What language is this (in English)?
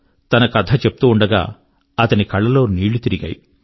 Telugu